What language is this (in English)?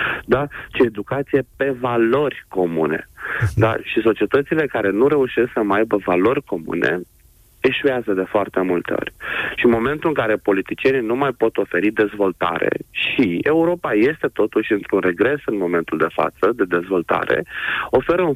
Romanian